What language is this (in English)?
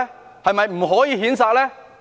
Cantonese